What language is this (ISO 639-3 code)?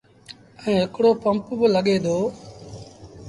sbn